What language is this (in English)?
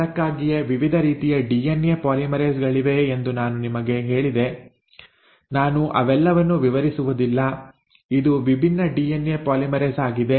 Kannada